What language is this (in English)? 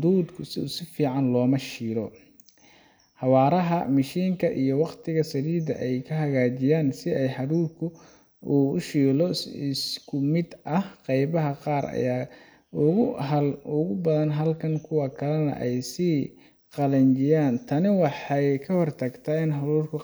Somali